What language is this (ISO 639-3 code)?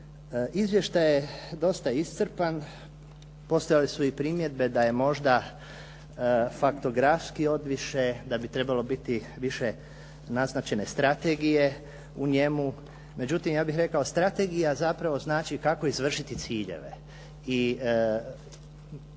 hrv